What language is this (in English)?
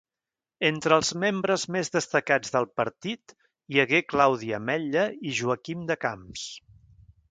Catalan